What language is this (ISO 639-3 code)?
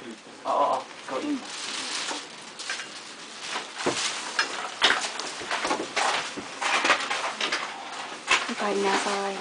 jpn